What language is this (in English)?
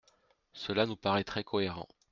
French